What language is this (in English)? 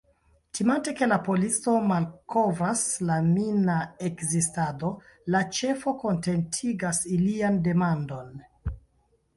Esperanto